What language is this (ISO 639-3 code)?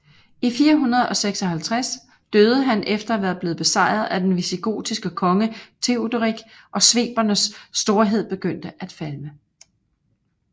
dan